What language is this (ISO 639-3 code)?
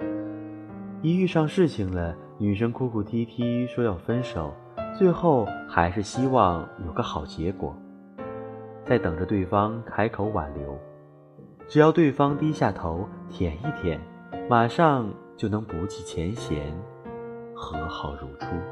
zho